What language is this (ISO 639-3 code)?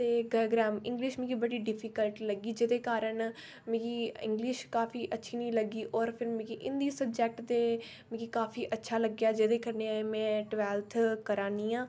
doi